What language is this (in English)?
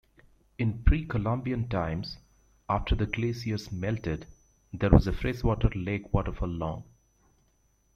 English